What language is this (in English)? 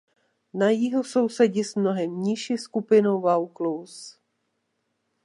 Czech